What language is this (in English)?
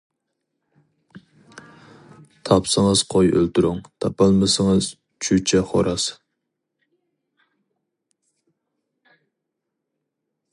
Uyghur